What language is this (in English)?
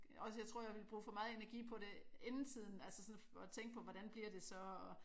Danish